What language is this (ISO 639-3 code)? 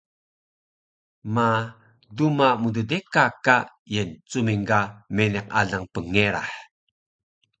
trv